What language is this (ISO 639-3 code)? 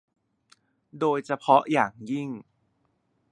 tha